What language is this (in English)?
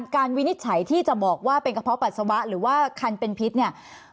Thai